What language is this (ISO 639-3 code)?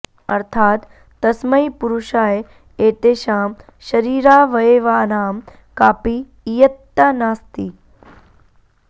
san